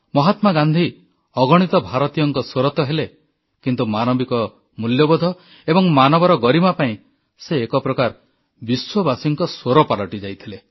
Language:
Odia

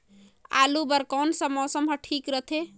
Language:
Chhattisgarhi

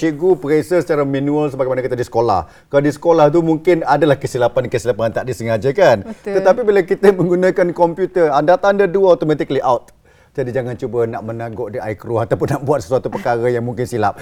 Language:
Malay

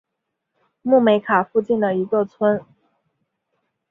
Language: Chinese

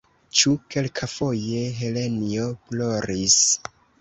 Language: Esperanto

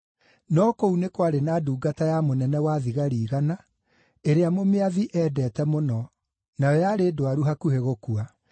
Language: Kikuyu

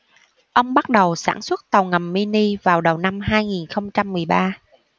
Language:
Vietnamese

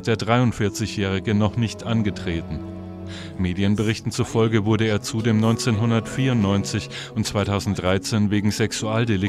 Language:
German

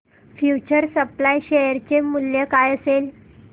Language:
Marathi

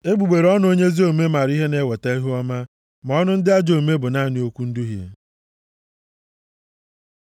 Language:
Igbo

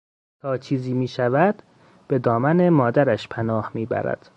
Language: Persian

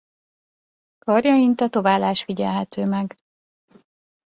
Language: Hungarian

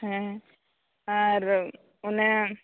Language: Santali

